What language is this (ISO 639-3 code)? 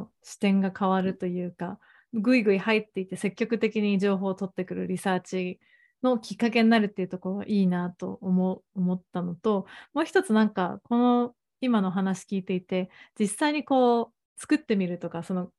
jpn